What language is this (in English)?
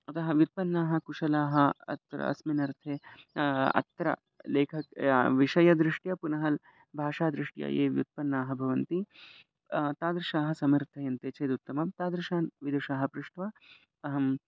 Sanskrit